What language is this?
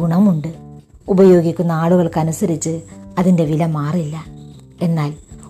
Malayalam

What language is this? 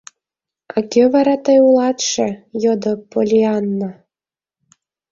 Mari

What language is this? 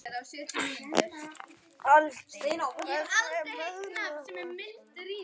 Icelandic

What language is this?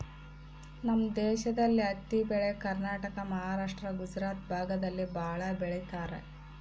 Kannada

